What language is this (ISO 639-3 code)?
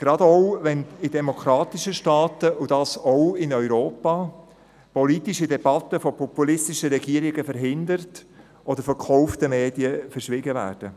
gsw